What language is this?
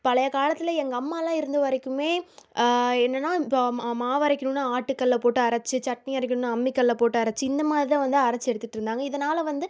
Tamil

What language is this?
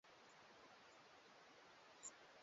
Swahili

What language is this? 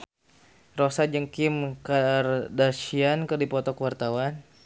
Sundanese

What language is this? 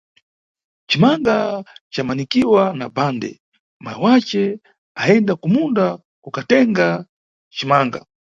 Nyungwe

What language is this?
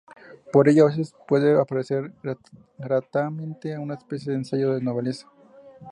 Spanish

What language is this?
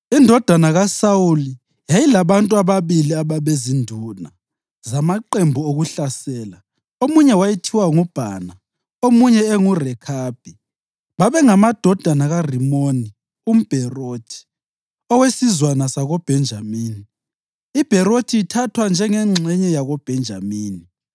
North Ndebele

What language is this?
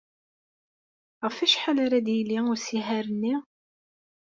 Kabyle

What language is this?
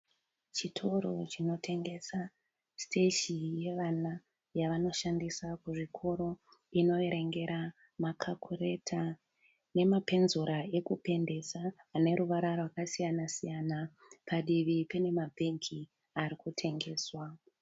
Shona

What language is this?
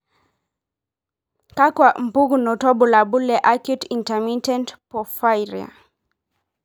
Masai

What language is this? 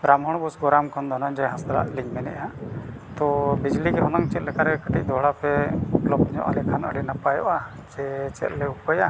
Santali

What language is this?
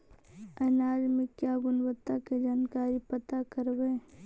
Magahi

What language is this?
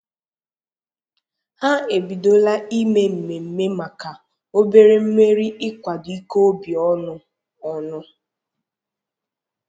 Igbo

